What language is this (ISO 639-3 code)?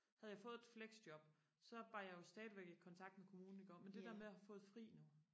dan